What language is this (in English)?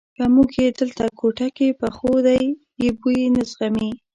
Pashto